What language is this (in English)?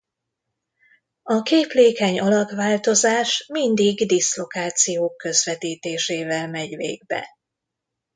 Hungarian